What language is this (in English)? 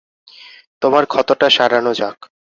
Bangla